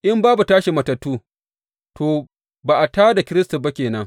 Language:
Hausa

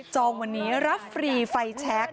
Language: Thai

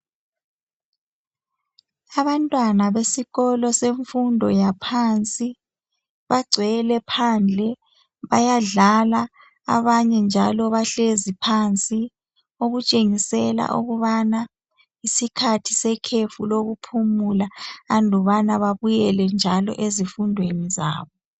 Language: North Ndebele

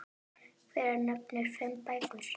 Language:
Icelandic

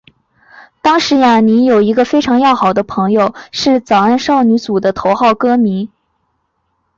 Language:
Chinese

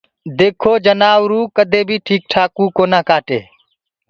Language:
Gurgula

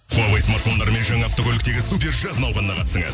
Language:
Kazakh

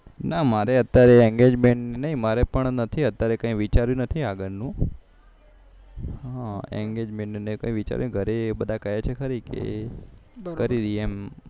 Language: Gujarati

